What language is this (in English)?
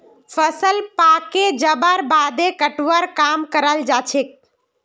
Magahi